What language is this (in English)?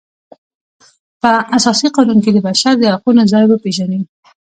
Pashto